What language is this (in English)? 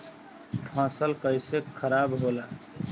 Bhojpuri